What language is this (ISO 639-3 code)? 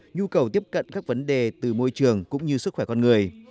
vie